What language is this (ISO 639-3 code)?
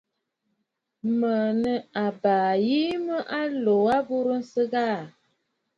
bfd